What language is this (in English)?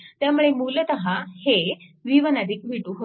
Marathi